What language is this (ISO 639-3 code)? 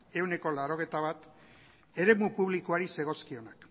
eus